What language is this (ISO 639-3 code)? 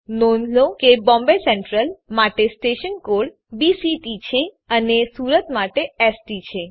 guj